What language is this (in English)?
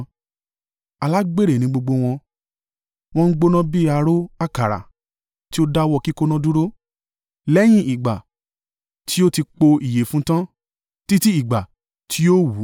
Yoruba